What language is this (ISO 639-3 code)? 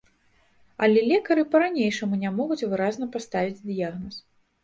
bel